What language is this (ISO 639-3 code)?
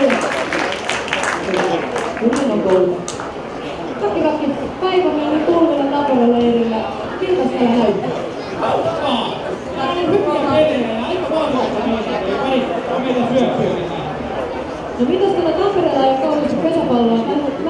fin